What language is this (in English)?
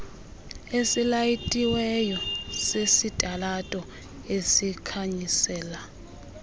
Xhosa